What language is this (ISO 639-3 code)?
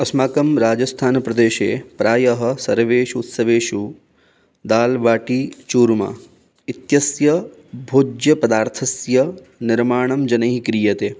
san